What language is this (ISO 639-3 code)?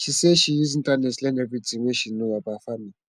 pcm